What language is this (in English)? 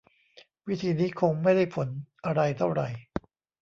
Thai